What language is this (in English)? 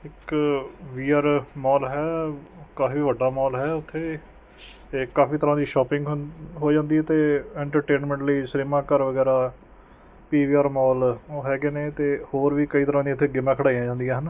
Punjabi